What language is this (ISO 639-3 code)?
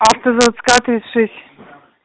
rus